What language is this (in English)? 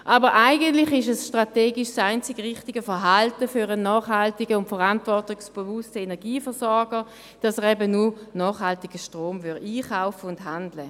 Swiss German